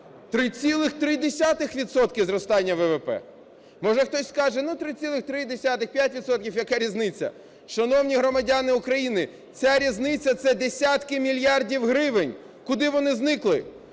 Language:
Ukrainian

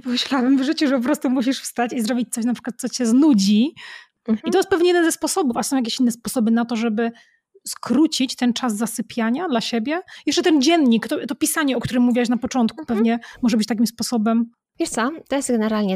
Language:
Polish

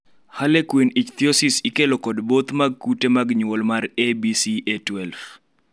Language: Luo (Kenya and Tanzania)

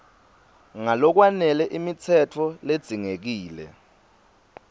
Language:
Swati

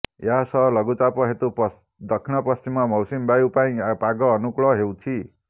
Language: Odia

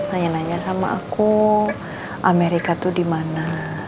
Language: Indonesian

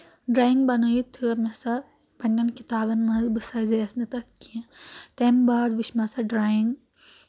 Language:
Kashmiri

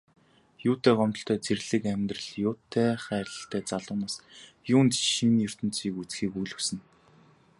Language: Mongolian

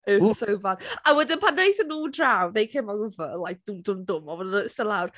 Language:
Welsh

